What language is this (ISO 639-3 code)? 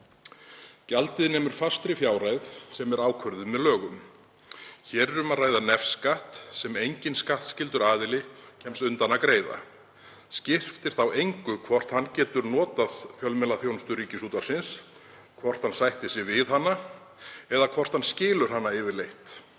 isl